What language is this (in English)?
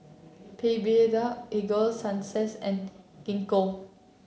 English